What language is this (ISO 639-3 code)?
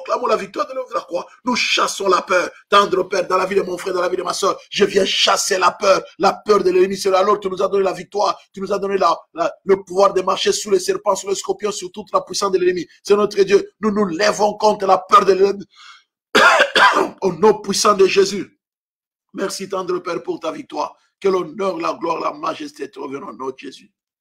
fra